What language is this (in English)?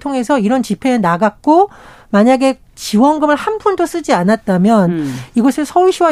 Korean